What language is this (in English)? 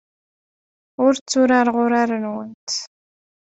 Kabyle